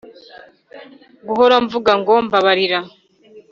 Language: Kinyarwanda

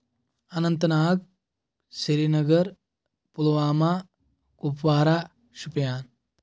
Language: Kashmiri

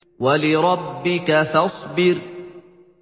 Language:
Arabic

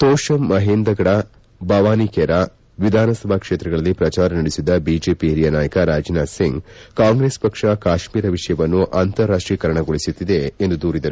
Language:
Kannada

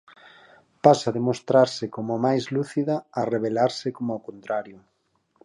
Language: Galician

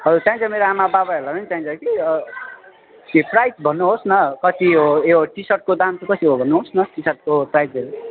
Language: Nepali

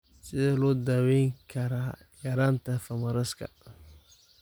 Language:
Somali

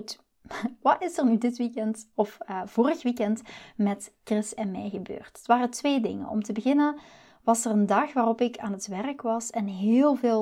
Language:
Dutch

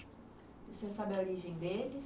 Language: Portuguese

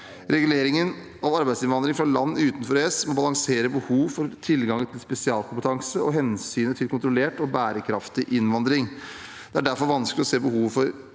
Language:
Norwegian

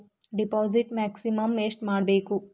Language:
Kannada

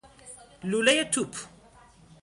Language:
Persian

